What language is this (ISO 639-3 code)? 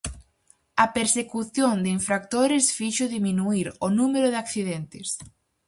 glg